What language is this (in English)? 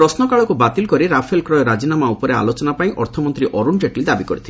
Odia